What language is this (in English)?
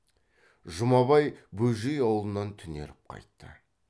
Kazakh